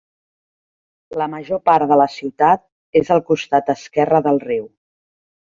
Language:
Catalan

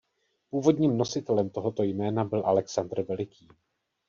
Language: Czech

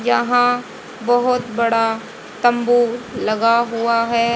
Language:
Hindi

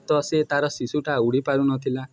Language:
Odia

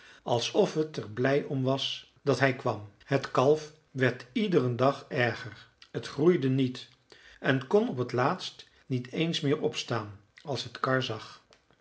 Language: Dutch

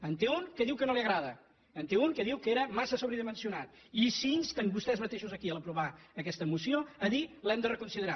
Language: Catalan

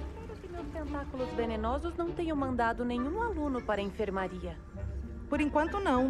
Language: Portuguese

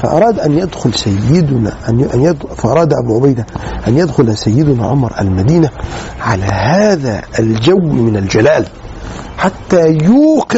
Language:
Arabic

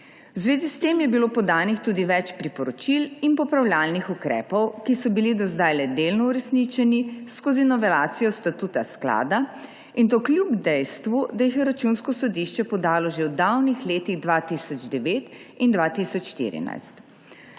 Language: Slovenian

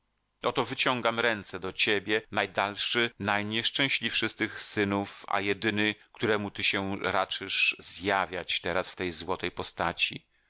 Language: Polish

